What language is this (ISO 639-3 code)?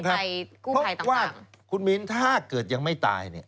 tha